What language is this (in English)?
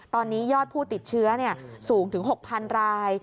Thai